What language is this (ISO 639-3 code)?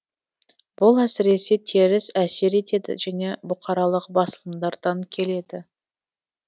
kaz